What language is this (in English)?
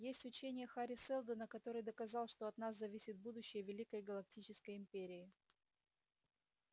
Russian